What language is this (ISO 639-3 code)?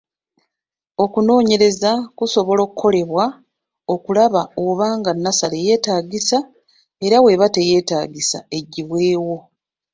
lug